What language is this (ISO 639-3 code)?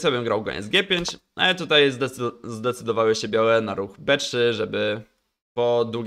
pol